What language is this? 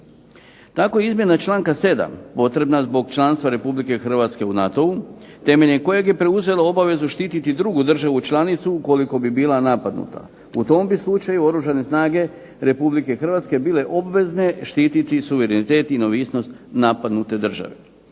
Croatian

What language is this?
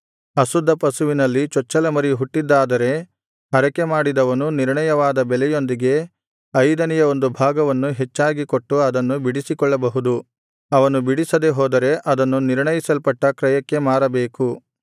Kannada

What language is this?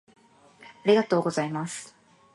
Japanese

